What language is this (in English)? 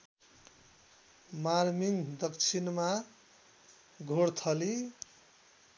Nepali